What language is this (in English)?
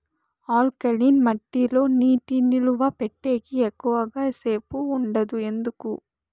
Telugu